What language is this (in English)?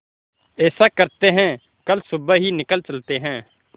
Hindi